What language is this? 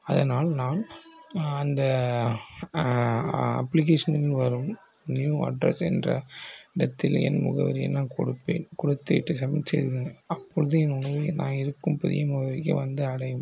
Tamil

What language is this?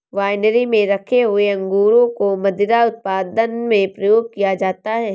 Hindi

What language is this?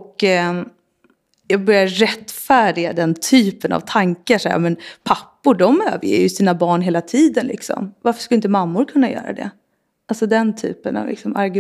Swedish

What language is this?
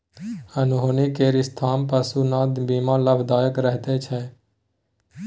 Maithili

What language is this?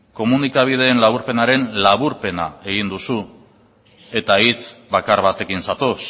Basque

